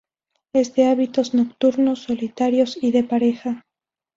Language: Spanish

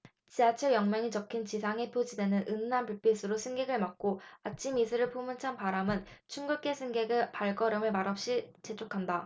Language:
Korean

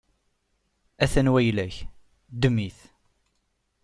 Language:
Kabyle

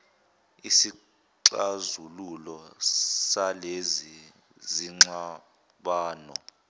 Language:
Zulu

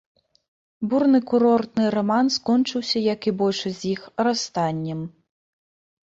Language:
Belarusian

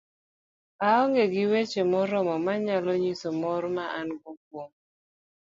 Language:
Luo (Kenya and Tanzania)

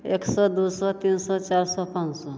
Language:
Maithili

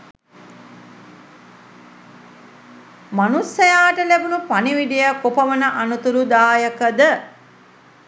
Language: Sinhala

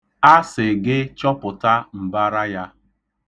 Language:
Igbo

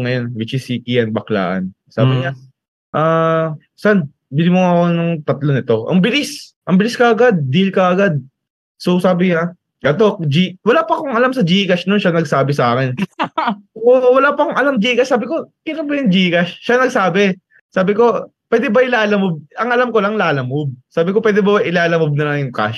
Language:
Filipino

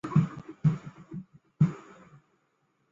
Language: Chinese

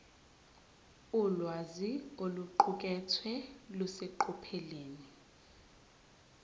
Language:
Zulu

